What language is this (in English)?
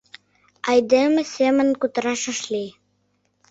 Mari